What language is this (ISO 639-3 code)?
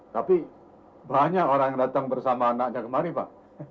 ind